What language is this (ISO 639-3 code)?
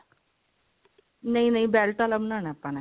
pan